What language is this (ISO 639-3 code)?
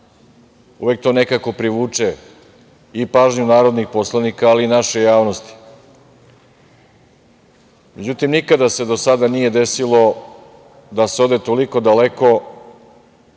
srp